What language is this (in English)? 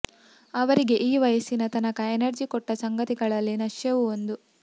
Kannada